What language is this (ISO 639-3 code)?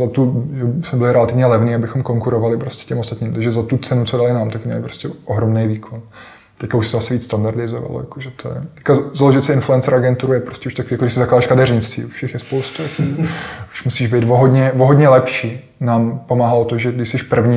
ces